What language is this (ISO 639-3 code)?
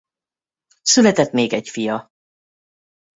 hun